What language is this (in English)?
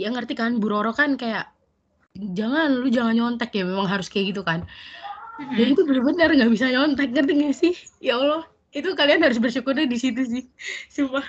Indonesian